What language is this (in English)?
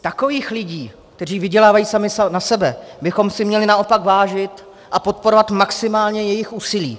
Czech